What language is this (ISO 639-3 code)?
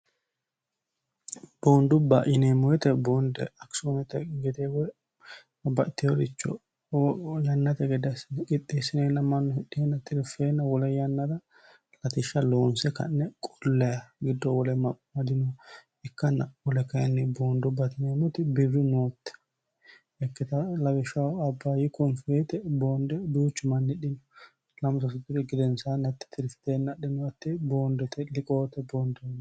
sid